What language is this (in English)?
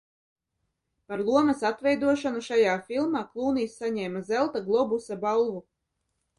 Latvian